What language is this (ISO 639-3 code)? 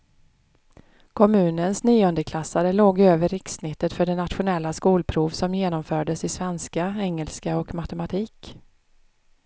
swe